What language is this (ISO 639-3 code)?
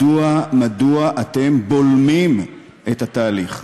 heb